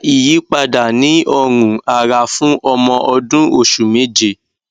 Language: Yoruba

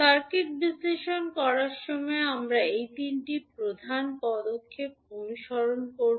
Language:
Bangla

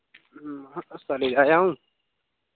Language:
Dogri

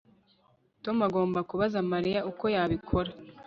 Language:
Kinyarwanda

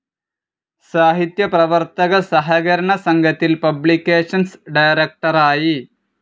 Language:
Malayalam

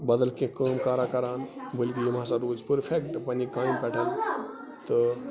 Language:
Kashmiri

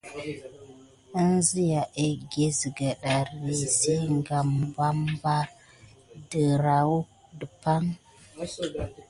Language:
Gidar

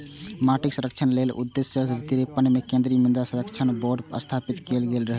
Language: Maithili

